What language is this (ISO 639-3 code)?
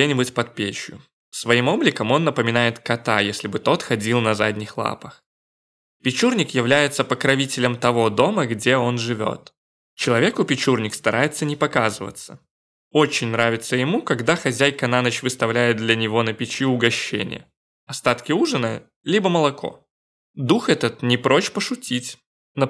rus